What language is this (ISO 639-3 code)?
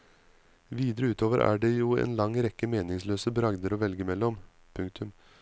nor